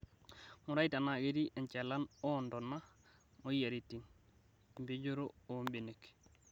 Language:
Masai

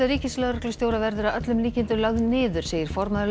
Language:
Icelandic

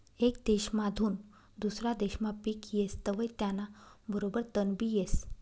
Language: Marathi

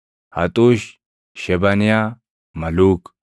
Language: Oromo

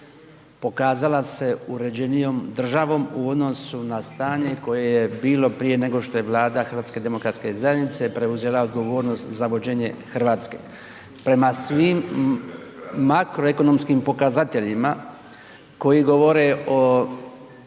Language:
Croatian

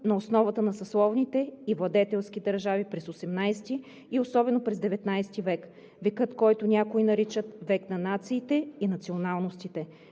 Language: Bulgarian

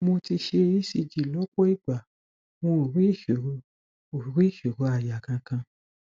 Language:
Yoruba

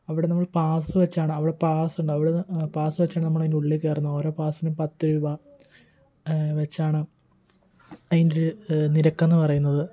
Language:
Malayalam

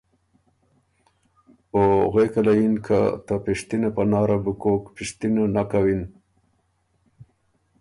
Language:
Ormuri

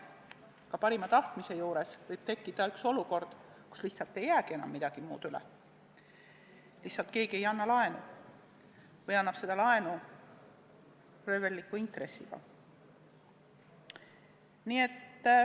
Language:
Estonian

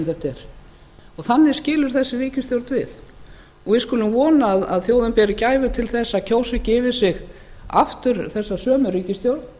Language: Icelandic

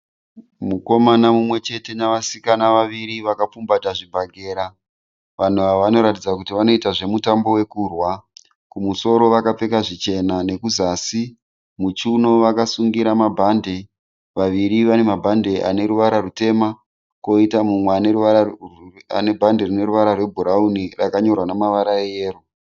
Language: Shona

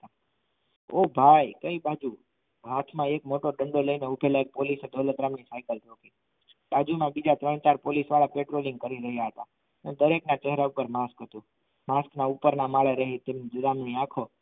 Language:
Gujarati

